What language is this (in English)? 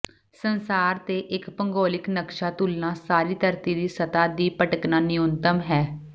Punjabi